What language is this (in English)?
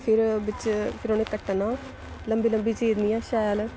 Dogri